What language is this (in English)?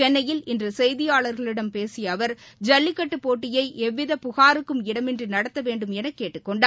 Tamil